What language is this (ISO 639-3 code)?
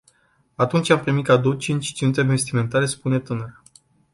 ron